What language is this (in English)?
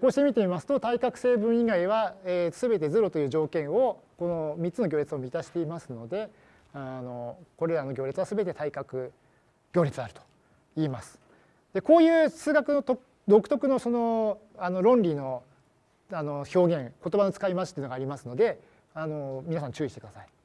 Japanese